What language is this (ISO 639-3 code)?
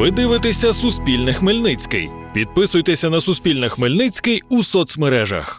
ukr